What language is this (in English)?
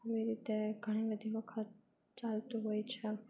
Gujarati